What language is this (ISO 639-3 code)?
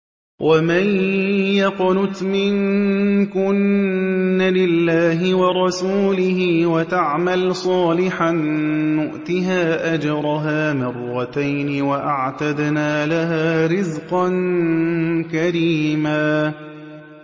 ara